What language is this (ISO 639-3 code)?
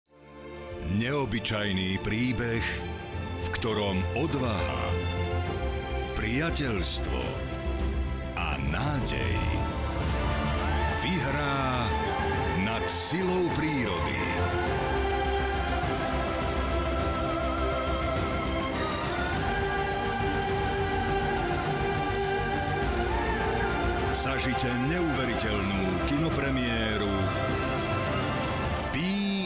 slk